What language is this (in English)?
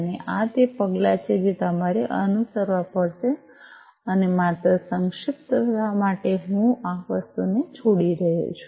Gujarati